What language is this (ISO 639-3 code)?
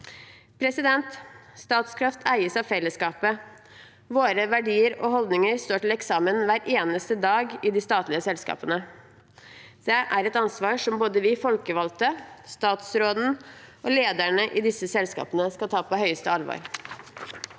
nor